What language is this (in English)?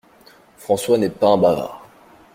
French